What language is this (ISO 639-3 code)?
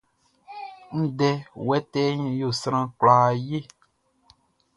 bci